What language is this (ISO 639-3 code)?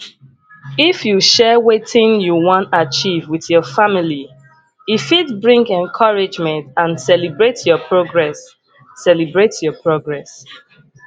pcm